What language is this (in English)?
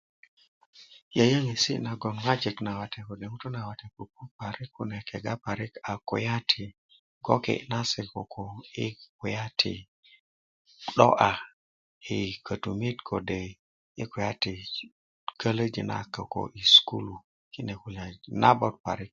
Kuku